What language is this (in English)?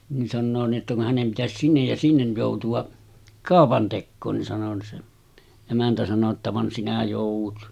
Finnish